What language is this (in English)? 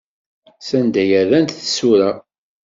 Kabyle